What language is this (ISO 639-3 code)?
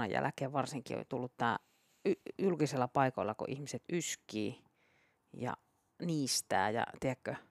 fin